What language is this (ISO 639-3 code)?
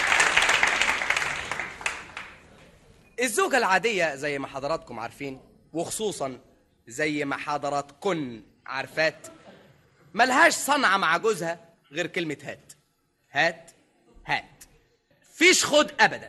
ara